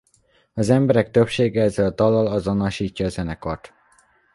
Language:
Hungarian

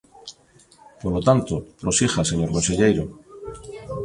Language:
Galician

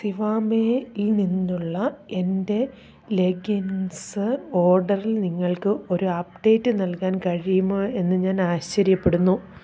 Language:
Malayalam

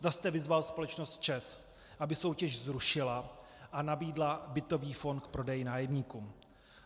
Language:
Czech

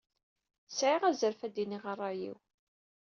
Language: Kabyle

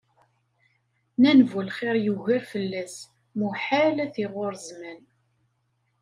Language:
Kabyle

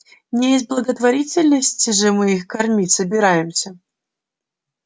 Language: Russian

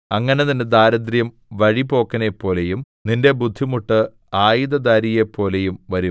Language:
Malayalam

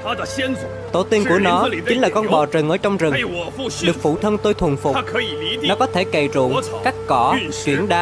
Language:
Vietnamese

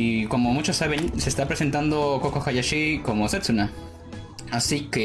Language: Spanish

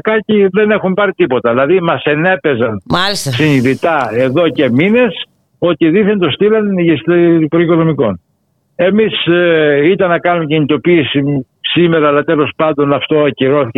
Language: Greek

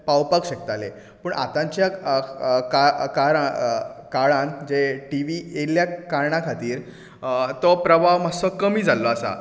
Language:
Konkani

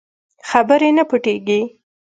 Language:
Pashto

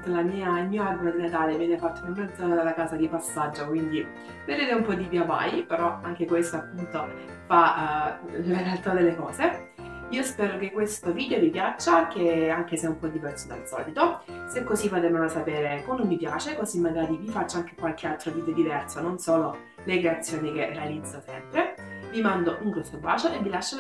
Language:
Italian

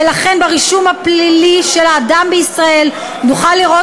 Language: Hebrew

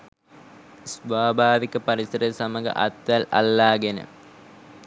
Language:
Sinhala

